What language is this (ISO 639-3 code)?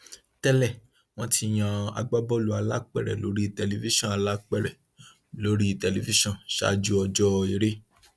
yor